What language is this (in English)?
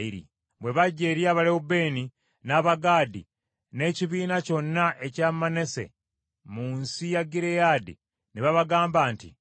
Ganda